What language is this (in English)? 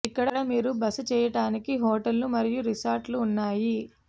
Telugu